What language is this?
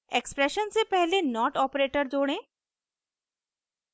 Hindi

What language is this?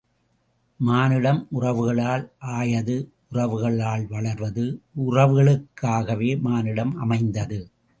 Tamil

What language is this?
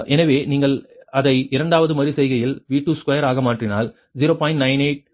Tamil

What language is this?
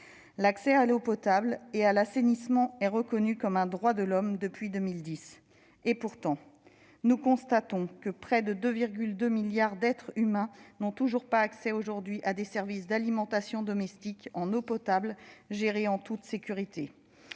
French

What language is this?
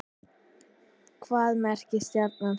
Icelandic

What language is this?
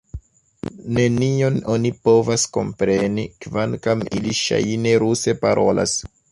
Esperanto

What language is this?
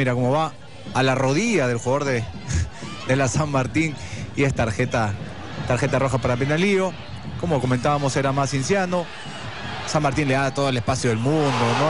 Spanish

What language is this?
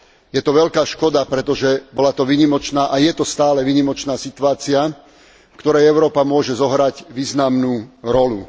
Slovak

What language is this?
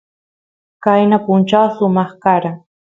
Santiago del Estero Quichua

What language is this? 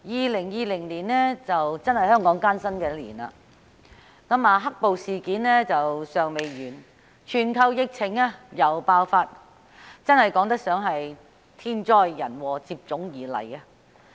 Cantonese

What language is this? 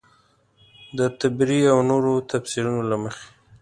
Pashto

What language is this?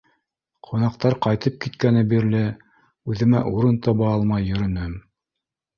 Bashkir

